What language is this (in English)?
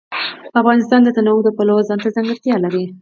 Pashto